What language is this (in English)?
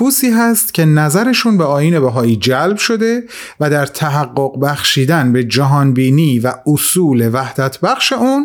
Persian